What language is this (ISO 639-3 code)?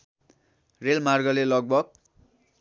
nep